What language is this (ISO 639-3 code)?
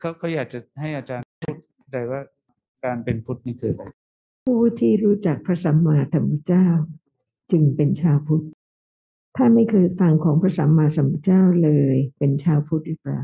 tha